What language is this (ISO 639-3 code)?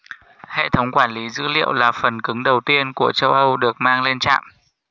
vie